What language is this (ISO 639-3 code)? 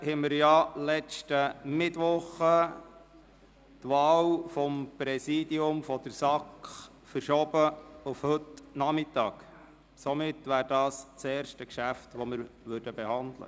gsw